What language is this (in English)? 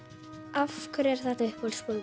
Icelandic